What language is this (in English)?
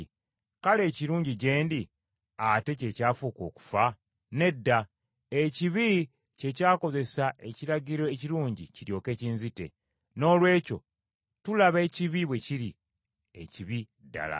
Ganda